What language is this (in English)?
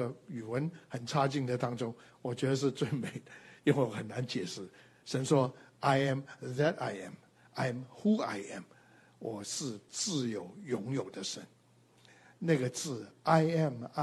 Chinese